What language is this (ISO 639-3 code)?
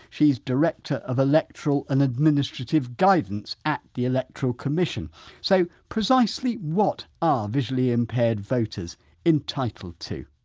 eng